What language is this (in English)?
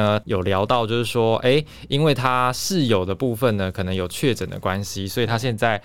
Chinese